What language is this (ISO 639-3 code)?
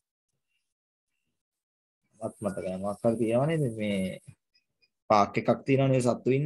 hin